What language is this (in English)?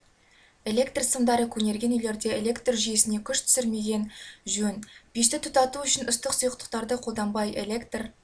Kazakh